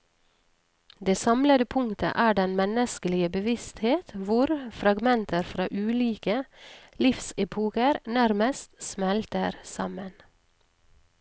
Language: Norwegian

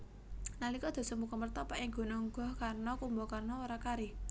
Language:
Javanese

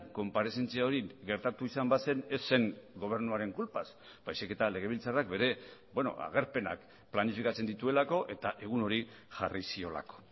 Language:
Basque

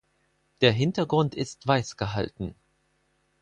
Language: German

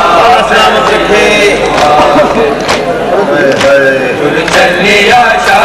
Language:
Arabic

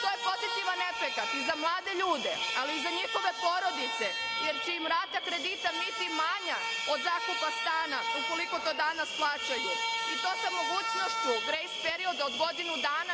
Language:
Serbian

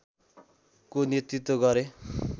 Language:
Nepali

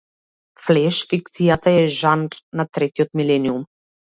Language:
Macedonian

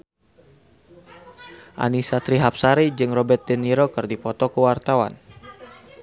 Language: Sundanese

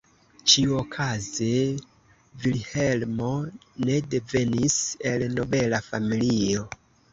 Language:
Esperanto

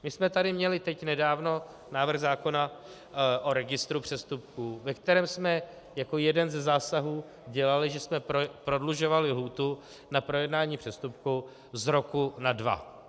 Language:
Czech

